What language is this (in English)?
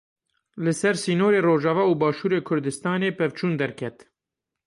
Kurdish